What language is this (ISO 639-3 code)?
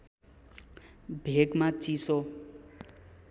nep